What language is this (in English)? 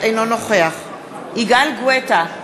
Hebrew